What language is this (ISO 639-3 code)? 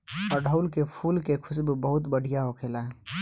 bho